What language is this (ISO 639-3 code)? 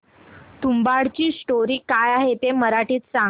mar